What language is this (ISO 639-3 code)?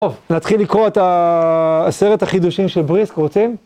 heb